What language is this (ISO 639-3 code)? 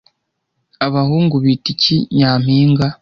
kin